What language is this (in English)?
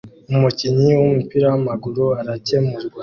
Kinyarwanda